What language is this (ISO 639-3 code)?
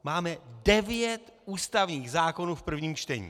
ces